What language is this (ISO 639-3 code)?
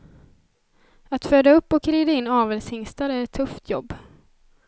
swe